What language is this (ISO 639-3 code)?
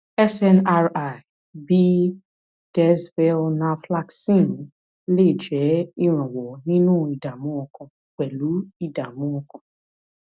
yor